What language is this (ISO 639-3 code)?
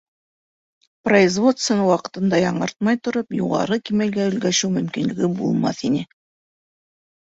bak